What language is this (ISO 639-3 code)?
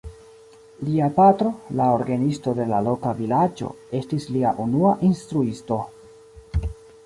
epo